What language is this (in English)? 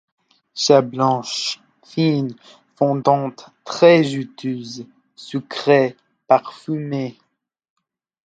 French